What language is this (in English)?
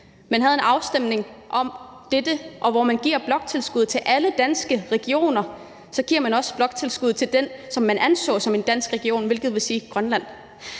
Danish